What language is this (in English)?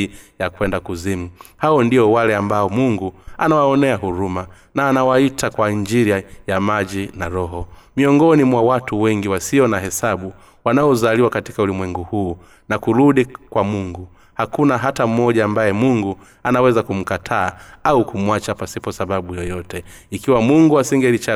Swahili